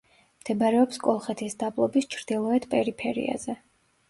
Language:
Georgian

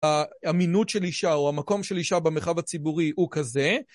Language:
Hebrew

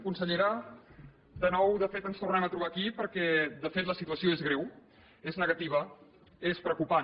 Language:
Catalan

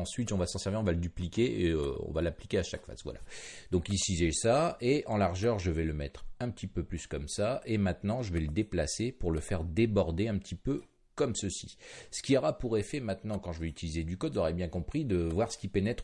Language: French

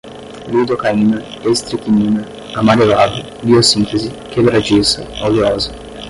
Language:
Portuguese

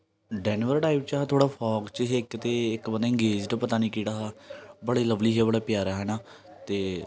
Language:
Dogri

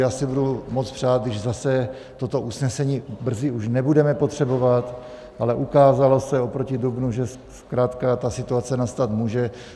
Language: Czech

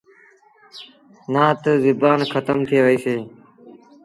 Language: Sindhi Bhil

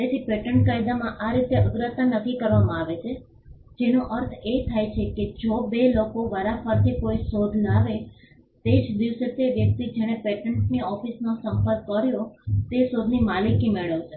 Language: Gujarati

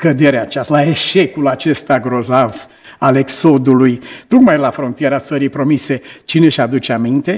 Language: Romanian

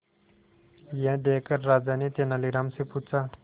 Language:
Hindi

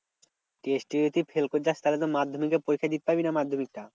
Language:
Bangla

